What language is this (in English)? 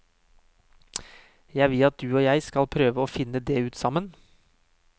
Norwegian